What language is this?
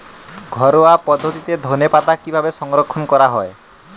Bangla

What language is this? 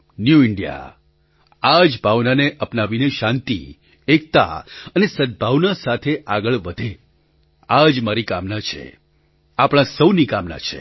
Gujarati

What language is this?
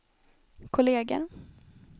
Swedish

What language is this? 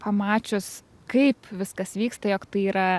Lithuanian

